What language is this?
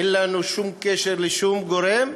Hebrew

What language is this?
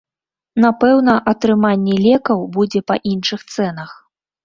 Belarusian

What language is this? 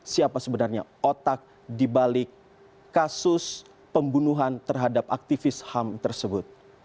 Indonesian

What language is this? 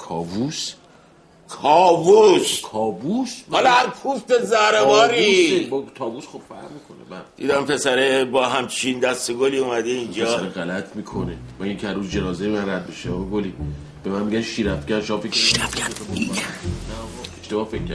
Persian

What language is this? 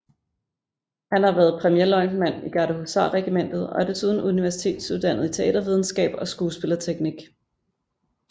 Danish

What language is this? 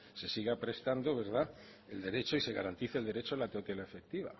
Spanish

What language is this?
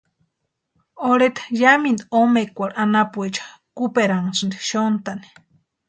Western Highland Purepecha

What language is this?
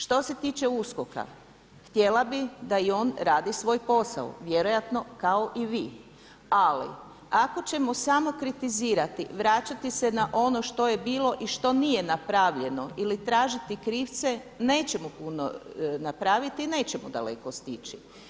Croatian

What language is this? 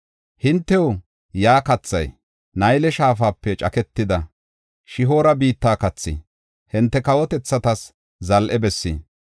Gofa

